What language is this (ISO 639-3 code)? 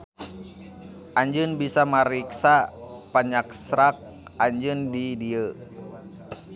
sun